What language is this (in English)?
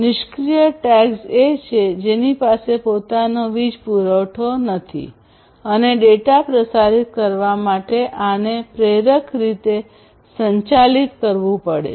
Gujarati